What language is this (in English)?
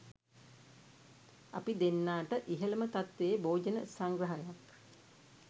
Sinhala